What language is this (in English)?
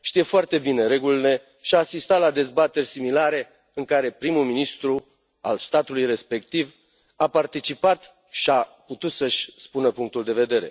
Romanian